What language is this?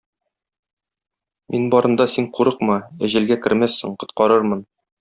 Tatar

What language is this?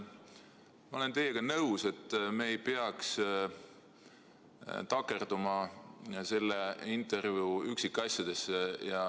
Estonian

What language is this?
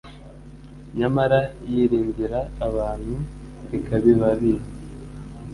Kinyarwanda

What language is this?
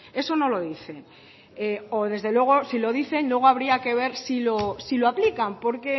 Spanish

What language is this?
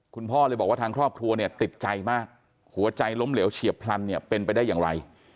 Thai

